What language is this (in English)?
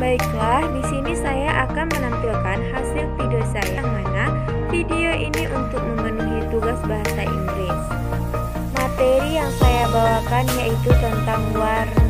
Indonesian